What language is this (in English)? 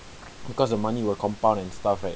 English